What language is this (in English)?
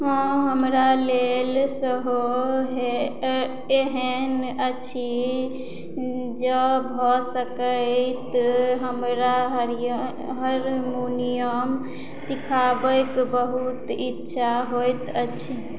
Maithili